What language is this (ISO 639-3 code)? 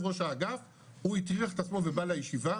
heb